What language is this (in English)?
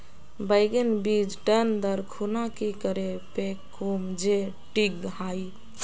Magahi